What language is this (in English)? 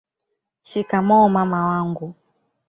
Swahili